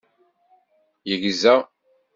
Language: Kabyle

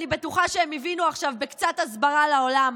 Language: Hebrew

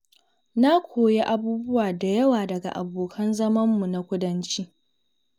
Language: Hausa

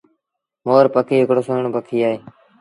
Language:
Sindhi Bhil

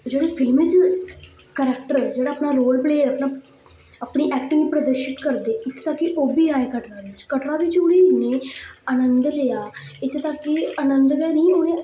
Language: Dogri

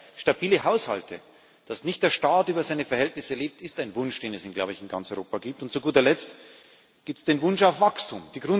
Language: German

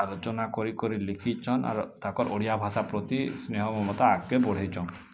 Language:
Odia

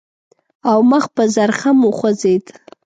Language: Pashto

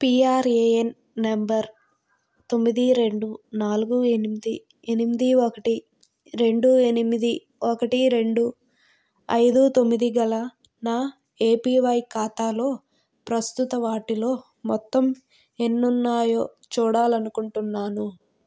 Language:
Telugu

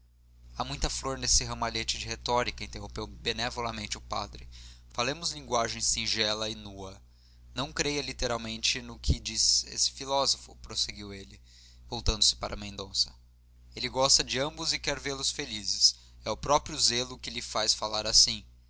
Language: Portuguese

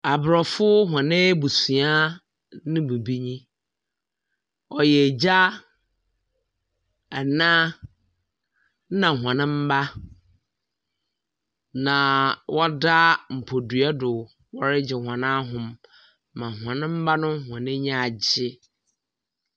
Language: Akan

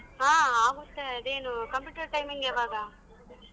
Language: Kannada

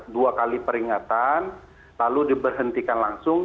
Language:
Indonesian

